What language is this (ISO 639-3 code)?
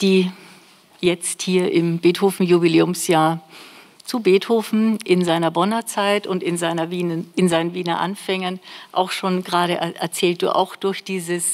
deu